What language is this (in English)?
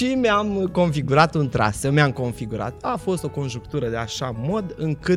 Romanian